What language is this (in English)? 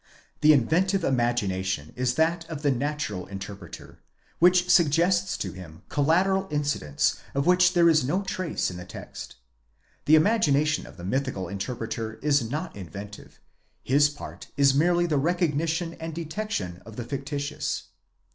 English